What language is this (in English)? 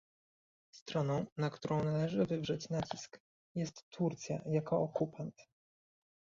Polish